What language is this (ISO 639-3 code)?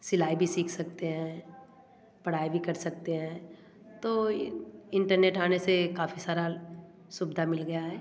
hin